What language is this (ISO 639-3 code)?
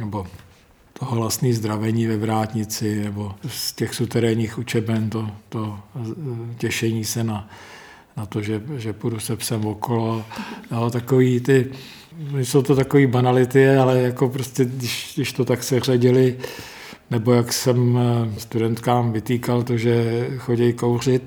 ces